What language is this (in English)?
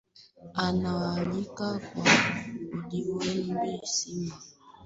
Swahili